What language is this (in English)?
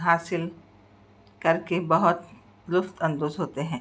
Urdu